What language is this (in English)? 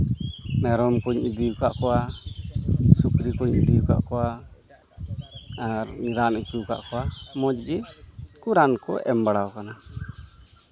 Santali